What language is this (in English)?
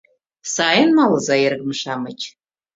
Mari